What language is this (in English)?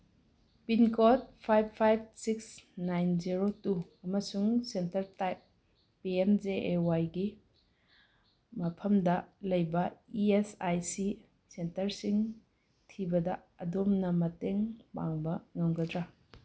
Manipuri